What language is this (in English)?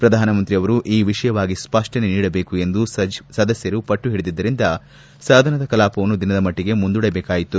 Kannada